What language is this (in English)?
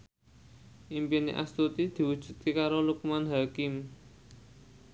Javanese